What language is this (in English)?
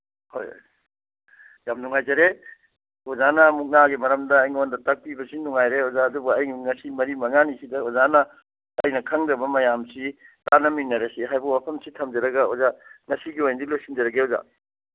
Manipuri